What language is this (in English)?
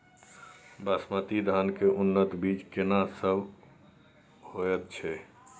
Maithili